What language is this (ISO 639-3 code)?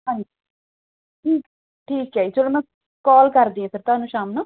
pan